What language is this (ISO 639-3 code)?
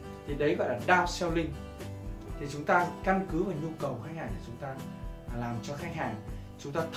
vie